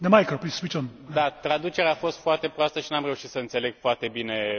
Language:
Romanian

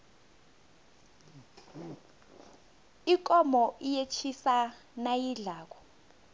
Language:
South Ndebele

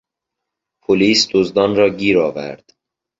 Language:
Persian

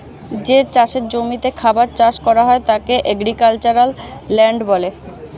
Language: Bangla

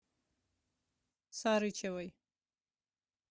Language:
Russian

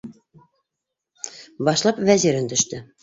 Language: Bashkir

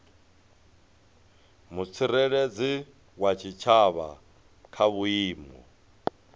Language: Venda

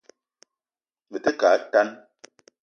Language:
Eton (Cameroon)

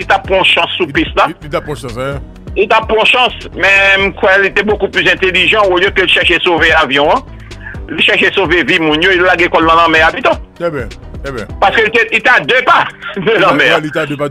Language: French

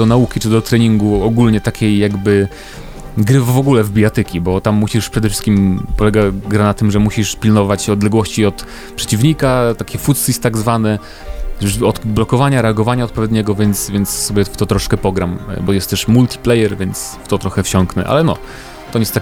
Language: Polish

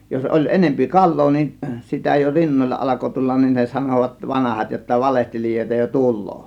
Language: Finnish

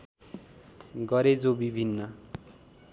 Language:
Nepali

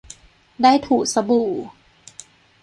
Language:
Thai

